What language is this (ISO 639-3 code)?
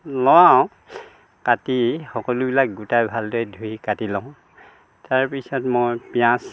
asm